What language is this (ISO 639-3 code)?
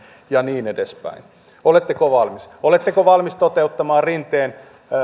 fin